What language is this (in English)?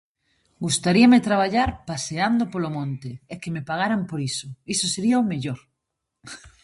Galician